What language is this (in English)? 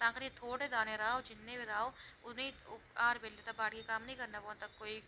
Dogri